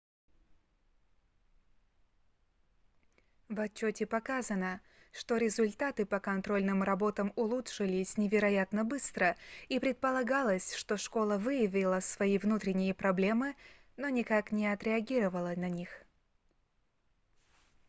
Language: Russian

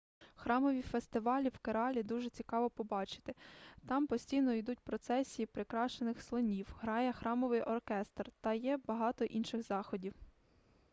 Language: Ukrainian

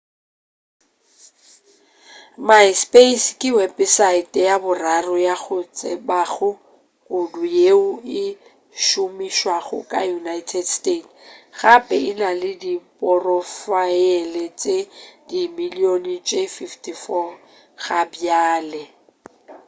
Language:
Northern Sotho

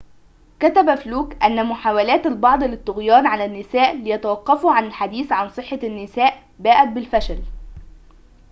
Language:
Arabic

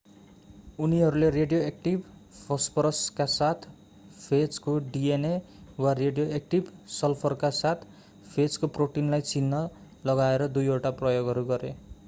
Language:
Nepali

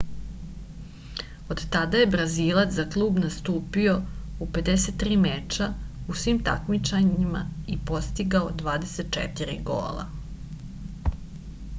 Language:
Serbian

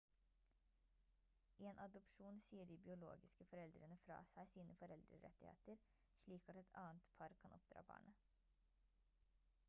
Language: Norwegian Bokmål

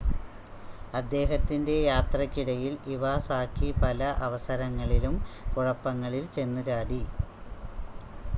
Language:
Malayalam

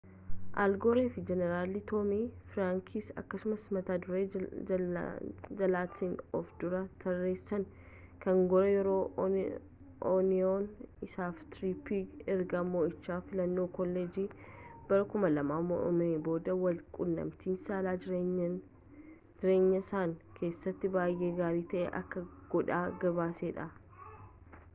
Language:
Oromo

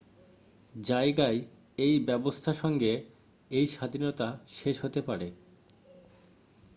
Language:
Bangla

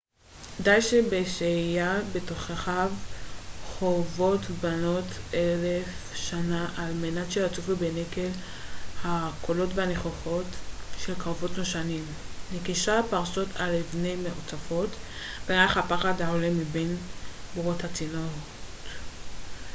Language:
Hebrew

